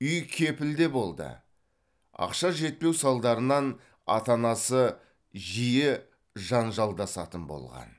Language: Kazakh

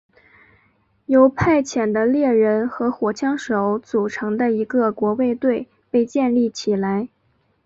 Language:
Chinese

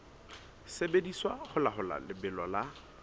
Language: Southern Sotho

